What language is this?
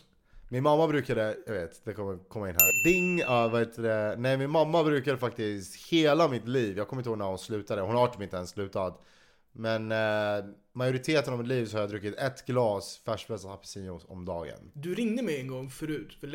Swedish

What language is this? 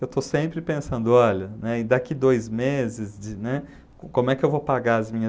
Portuguese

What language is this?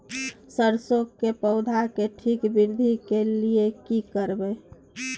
Maithili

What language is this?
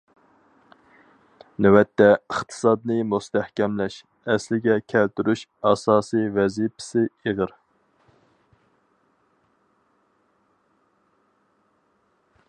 Uyghur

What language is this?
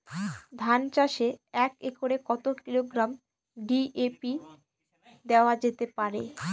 Bangla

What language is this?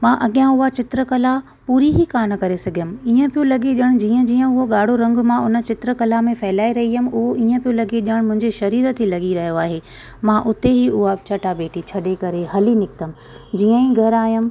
Sindhi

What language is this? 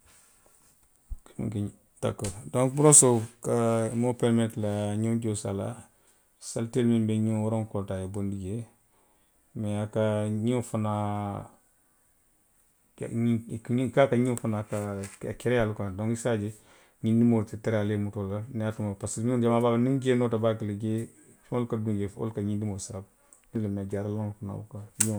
Western Maninkakan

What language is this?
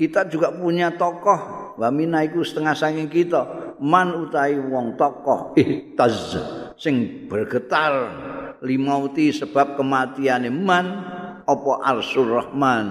Indonesian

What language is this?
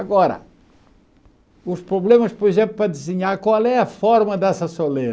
Portuguese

